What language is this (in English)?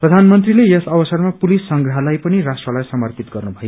Nepali